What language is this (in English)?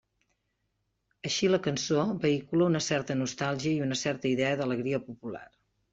Catalan